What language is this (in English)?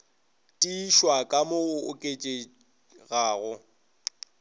Northern Sotho